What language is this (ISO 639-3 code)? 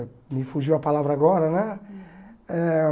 por